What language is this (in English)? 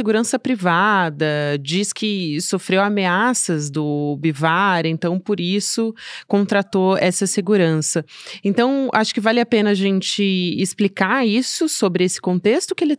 Portuguese